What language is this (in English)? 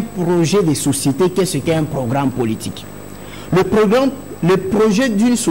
French